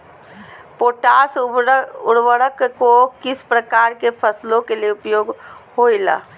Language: Magahi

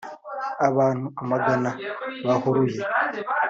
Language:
Kinyarwanda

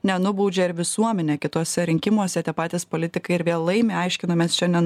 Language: Lithuanian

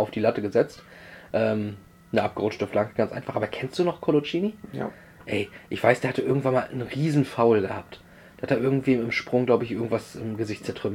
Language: German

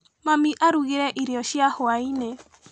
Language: Kikuyu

